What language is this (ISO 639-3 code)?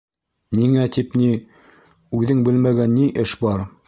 bak